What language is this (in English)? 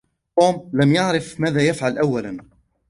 Arabic